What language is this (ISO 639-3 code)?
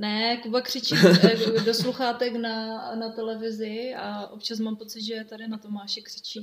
ces